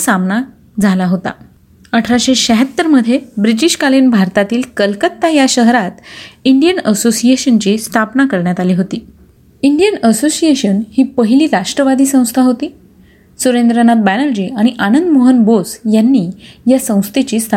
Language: Marathi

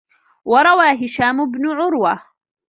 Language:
Arabic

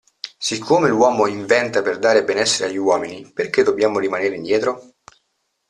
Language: Italian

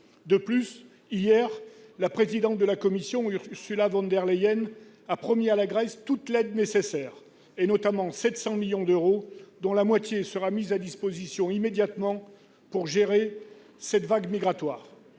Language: French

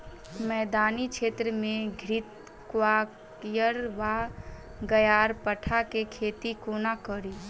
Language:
Maithili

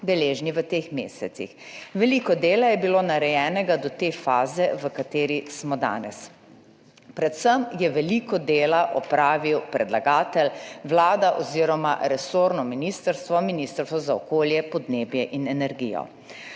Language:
Slovenian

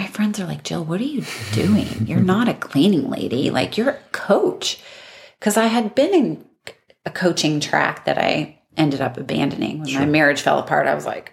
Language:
English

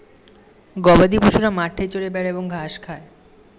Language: Bangla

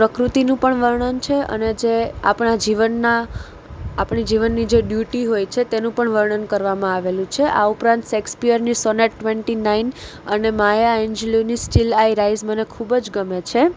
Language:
Gujarati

